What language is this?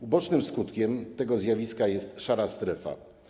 Polish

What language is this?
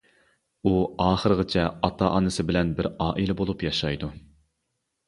Uyghur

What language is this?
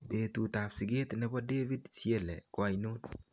Kalenjin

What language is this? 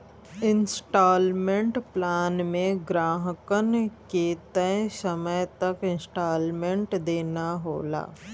Bhojpuri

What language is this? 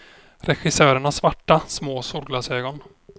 Swedish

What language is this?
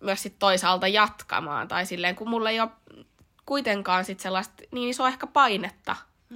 Finnish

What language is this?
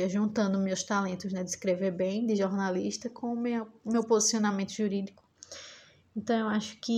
Portuguese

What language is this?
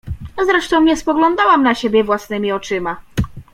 Polish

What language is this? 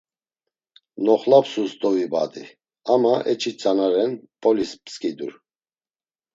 Laz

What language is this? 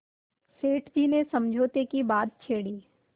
Hindi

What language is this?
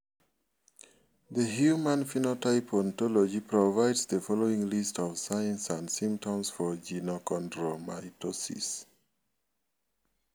Luo (Kenya and Tanzania)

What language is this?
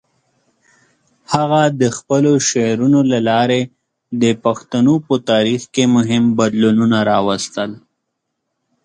Pashto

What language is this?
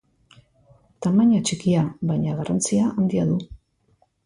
Basque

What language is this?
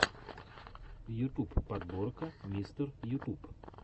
Russian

